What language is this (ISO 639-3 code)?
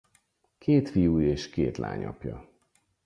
hun